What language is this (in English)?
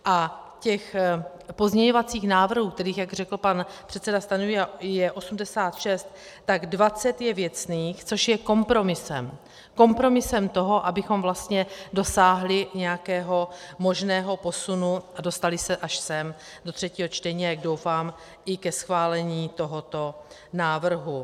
Czech